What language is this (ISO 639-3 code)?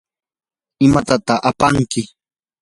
qur